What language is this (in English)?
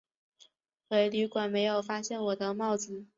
Chinese